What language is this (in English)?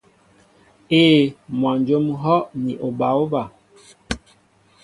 Mbo (Cameroon)